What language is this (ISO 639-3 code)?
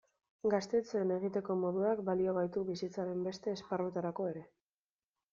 eus